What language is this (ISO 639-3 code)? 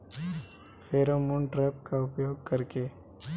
bho